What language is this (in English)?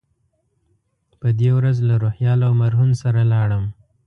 Pashto